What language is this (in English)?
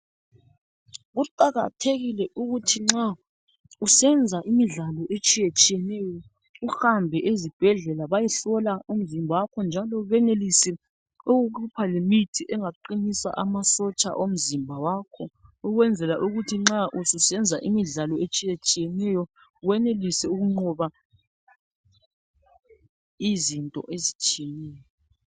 North Ndebele